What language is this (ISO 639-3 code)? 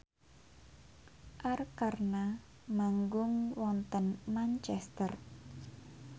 jav